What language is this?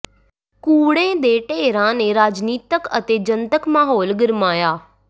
Punjabi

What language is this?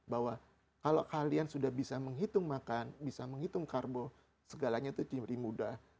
Indonesian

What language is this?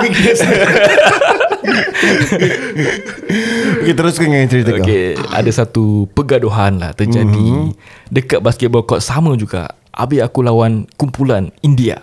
Malay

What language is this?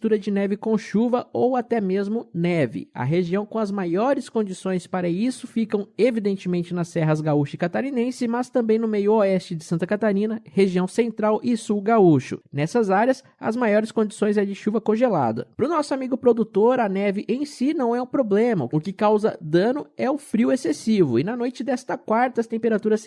Portuguese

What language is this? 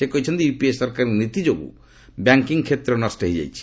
Odia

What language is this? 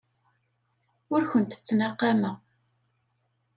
Kabyle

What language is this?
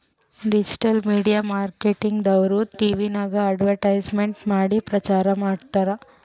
Kannada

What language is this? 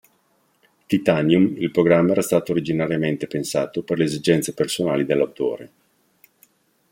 Italian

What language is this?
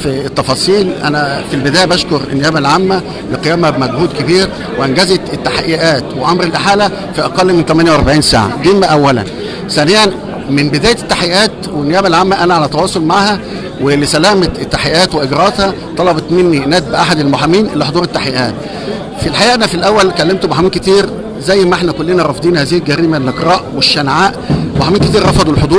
Arabic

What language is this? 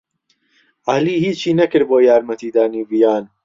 Central Kurdish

